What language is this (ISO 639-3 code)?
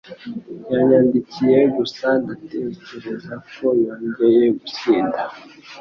kin